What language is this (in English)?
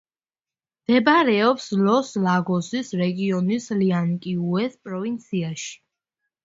Georgian